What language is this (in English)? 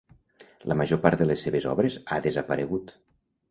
Catalan